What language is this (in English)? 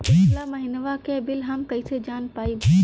Bhojpuri